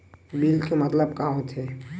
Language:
Chhattisgarhi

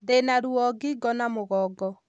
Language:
Kikuyu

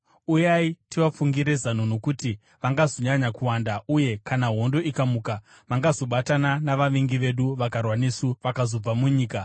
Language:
Shona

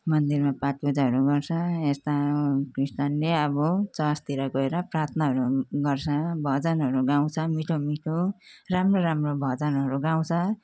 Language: Nepali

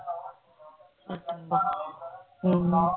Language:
Punjabi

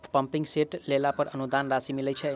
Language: Maithili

